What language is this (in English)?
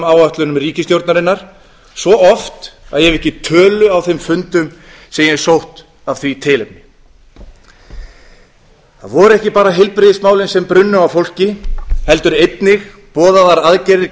Icelandic